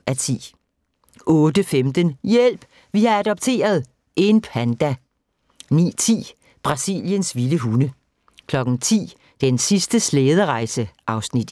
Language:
Danish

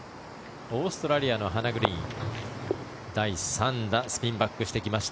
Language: Japanese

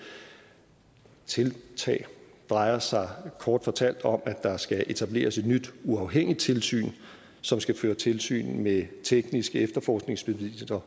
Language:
Danish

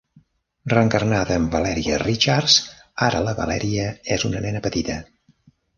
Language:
Catalan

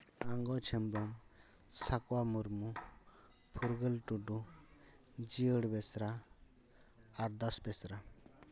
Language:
Santali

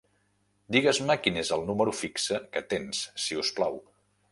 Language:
Catalan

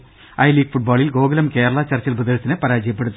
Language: Malayalam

